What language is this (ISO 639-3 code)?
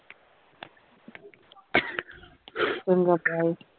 pan